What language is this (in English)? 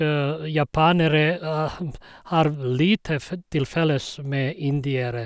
Norwegian